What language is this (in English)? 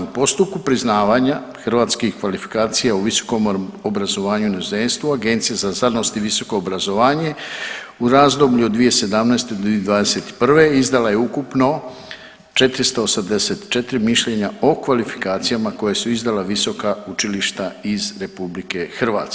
Croatian